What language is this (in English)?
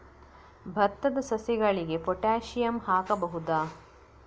Kannada